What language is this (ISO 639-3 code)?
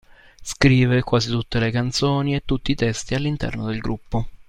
ita